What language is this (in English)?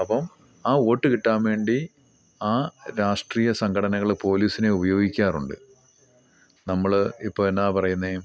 Malayalam